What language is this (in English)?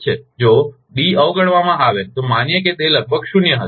Gujarati